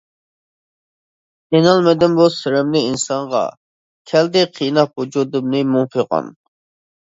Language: Uyghur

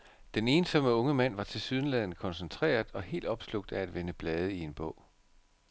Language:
Danish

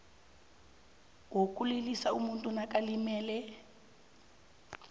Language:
South Ndebele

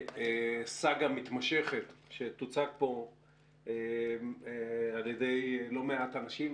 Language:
Hebrew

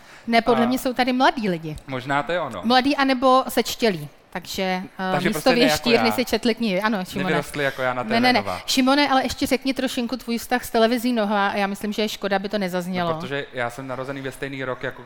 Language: Czech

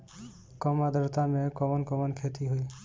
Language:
Bhojpuri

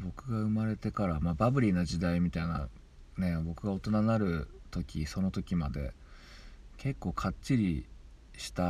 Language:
Japanese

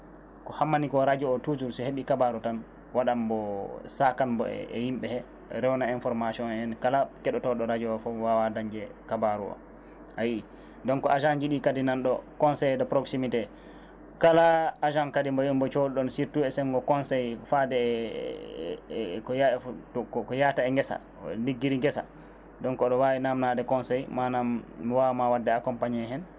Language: Fula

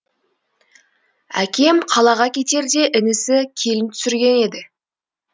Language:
Kazakh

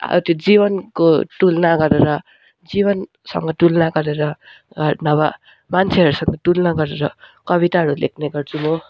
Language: Nepali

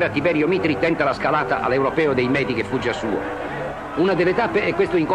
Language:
Italian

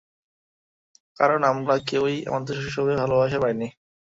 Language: Bangla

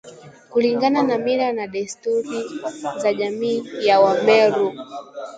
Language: Swahili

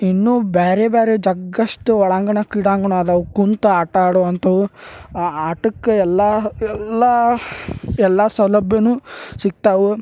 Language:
Kannada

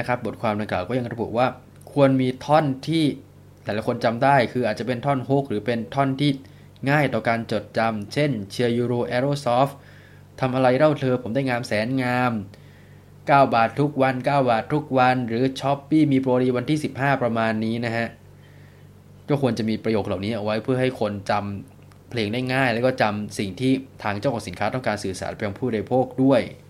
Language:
Thai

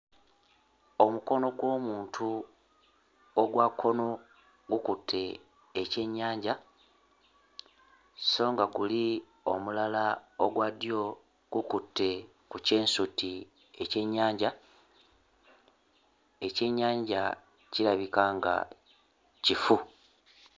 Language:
Ganda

